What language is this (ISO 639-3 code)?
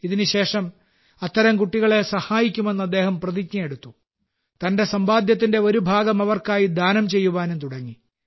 mal